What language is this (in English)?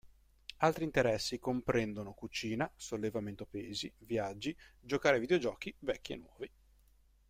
Italian